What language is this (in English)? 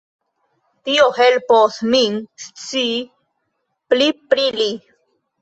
Esperanto